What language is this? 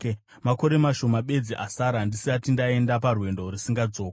Shona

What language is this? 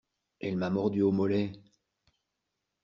French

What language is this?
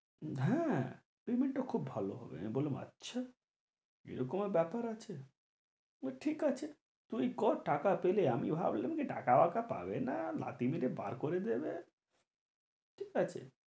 Bangla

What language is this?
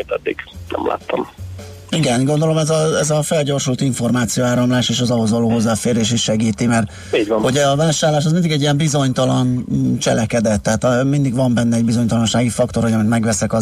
Hungarian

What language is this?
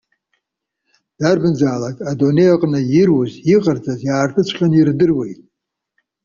Abkhazian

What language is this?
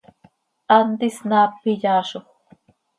Seri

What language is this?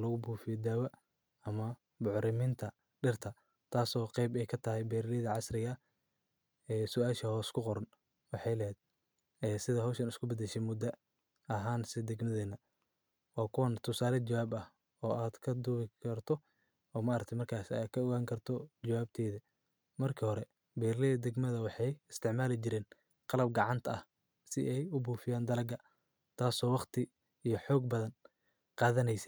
Somali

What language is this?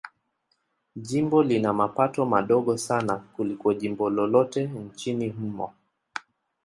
Swahili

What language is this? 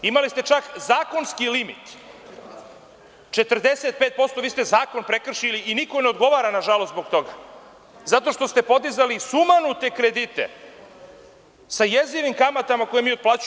Serbian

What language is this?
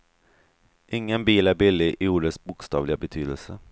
Swedish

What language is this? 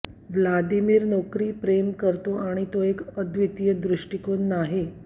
Marathi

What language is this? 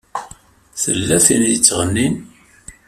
Kabyle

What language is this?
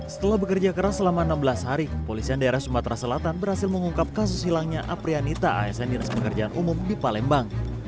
Indonesian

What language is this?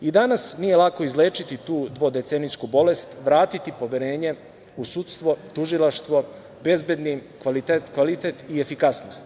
Serbian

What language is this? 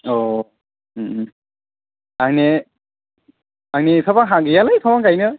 Bodo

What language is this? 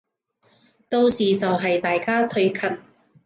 Cantonese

